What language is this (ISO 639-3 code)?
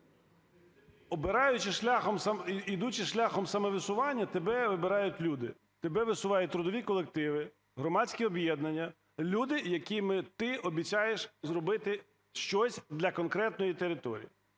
ukr